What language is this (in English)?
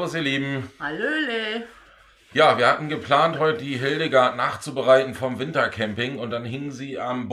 German